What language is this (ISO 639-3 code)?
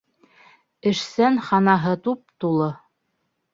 bak